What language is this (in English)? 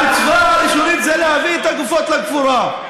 Hebrew